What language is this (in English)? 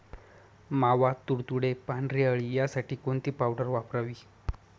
Marathi